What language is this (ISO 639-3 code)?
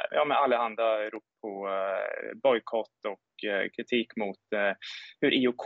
swe